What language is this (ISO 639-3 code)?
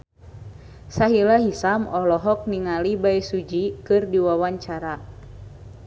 sun